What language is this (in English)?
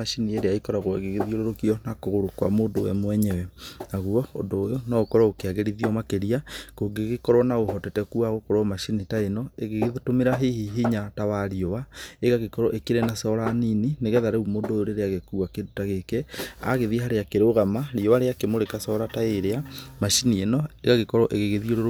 Kikuyu